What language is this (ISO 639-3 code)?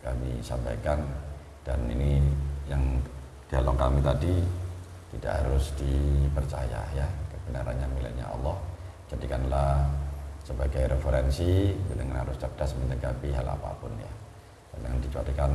ind